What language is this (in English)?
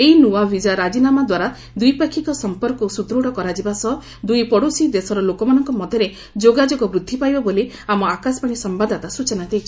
Odia